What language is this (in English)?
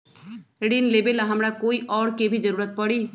Magahi